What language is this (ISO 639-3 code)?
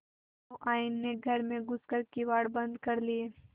hin